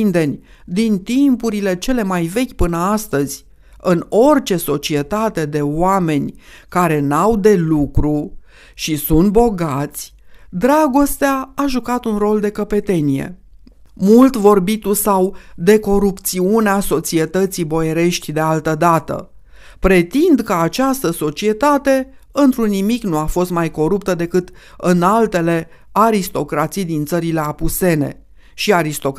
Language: Romanian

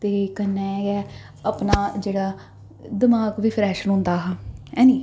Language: Dogri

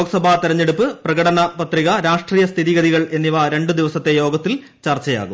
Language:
Malayalam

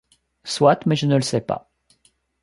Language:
French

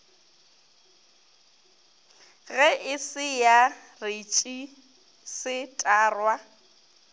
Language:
Northern Sotho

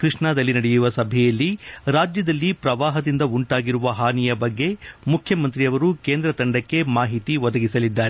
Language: Kannada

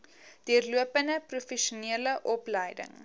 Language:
Afrikaans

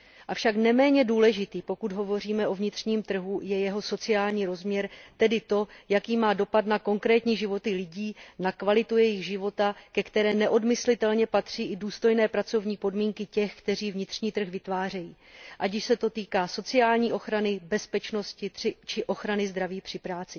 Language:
Czech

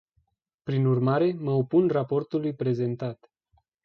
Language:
Romanian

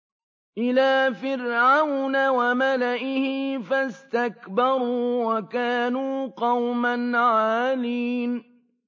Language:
Arabic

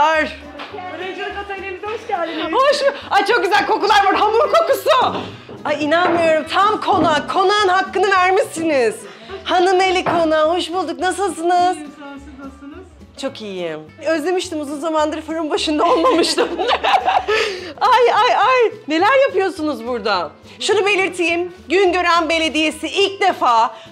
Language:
Turkish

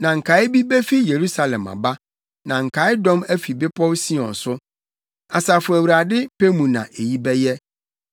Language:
Akan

